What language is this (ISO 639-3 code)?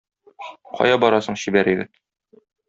tat